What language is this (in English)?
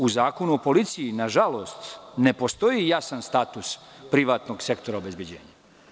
Serbian